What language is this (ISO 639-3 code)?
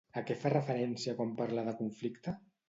cat